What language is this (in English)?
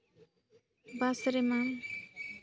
Santali